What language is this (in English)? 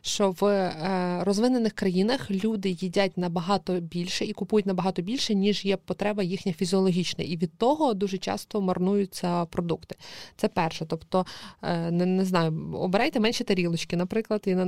Ukrainian